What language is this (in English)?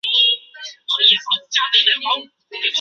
Chinese